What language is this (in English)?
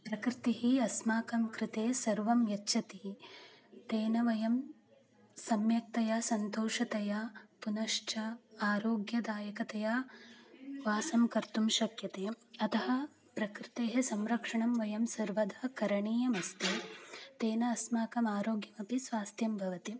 Sanskrit